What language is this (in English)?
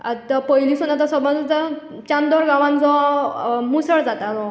Konkani